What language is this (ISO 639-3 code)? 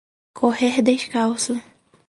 por